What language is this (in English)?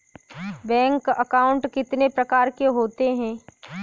Hindi